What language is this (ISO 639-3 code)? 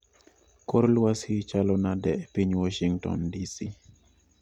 luo